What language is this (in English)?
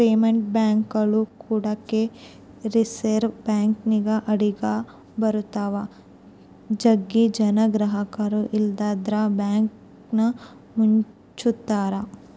Kannada